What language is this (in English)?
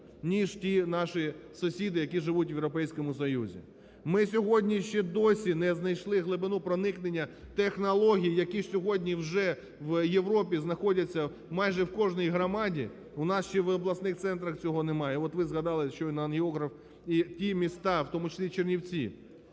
Ukrainian